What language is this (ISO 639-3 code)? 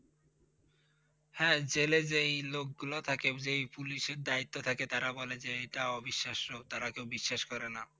ben